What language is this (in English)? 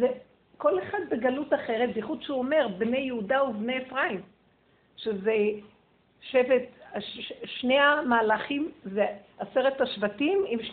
Hebrew